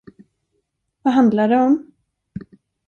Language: Swedish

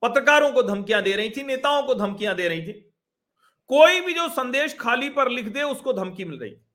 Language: Hindi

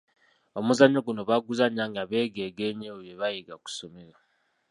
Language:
Ganda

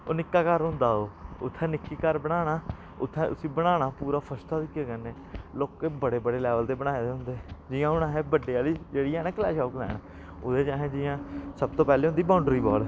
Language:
Dogri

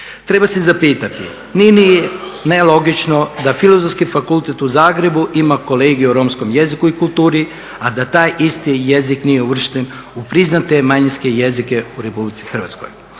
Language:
Croatian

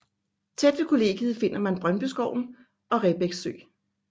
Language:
Danish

